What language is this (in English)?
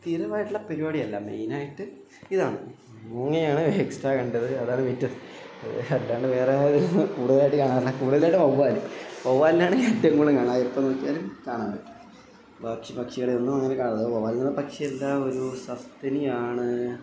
Malayalam